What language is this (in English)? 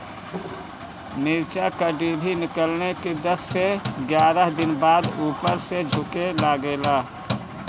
Bhojpuri